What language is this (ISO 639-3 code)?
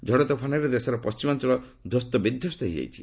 ori